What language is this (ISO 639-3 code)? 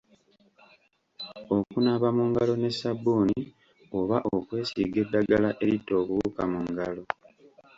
lug